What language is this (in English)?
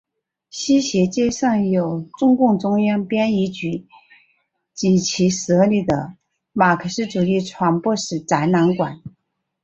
Chinese